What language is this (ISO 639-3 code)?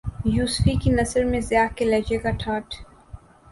urd